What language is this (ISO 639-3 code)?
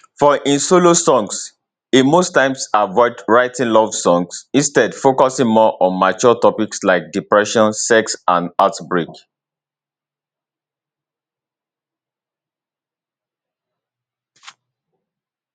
pcm